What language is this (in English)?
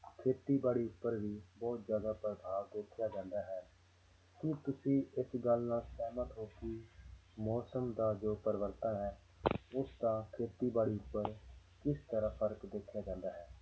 Punjabi